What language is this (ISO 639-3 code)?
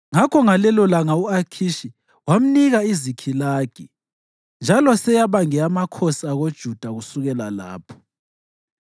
nde